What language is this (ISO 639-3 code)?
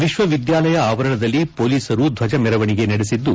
kan